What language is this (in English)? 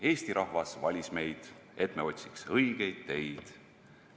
Estonian